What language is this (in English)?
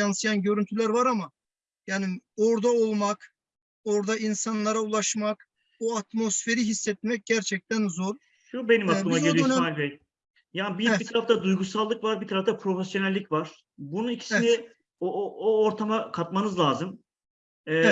Turkish